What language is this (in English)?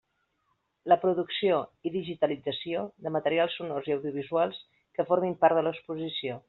Catalan